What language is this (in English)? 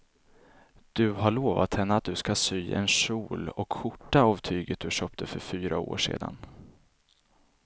Swedish